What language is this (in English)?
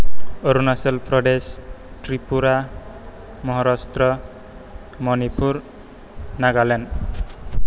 Bodo